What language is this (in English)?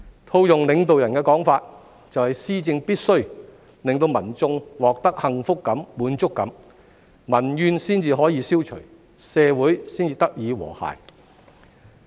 Cantonese